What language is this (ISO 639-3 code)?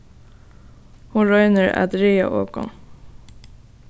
fao